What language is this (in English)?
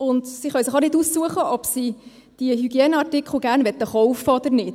Swiss German